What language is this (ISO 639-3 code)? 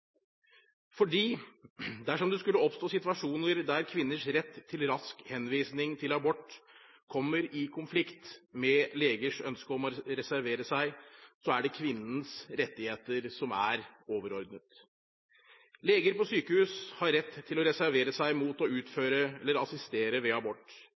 nob